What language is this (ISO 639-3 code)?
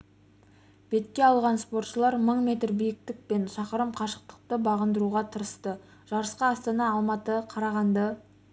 kaz